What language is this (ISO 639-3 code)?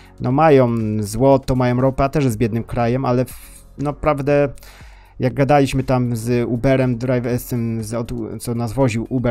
pol